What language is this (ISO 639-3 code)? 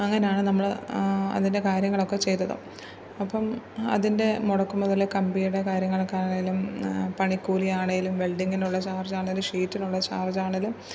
mal